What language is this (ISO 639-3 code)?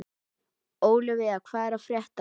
isl